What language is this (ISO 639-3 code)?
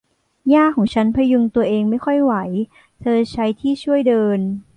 tha